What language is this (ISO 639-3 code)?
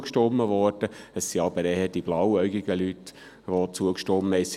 gsw